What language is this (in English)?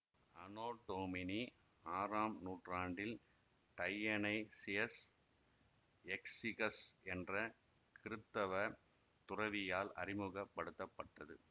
Tamil